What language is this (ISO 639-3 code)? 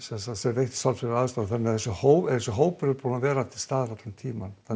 isl